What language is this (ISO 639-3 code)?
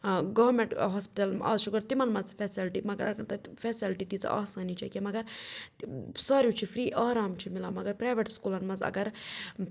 kas